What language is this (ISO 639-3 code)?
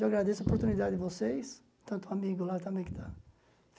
por